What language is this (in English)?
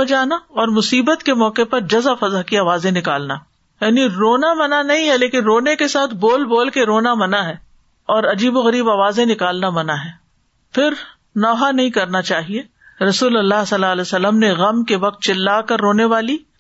Urdu